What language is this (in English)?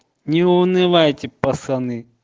Russian